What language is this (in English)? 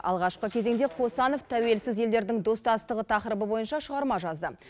Kazakh